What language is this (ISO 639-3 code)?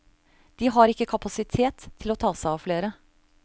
nor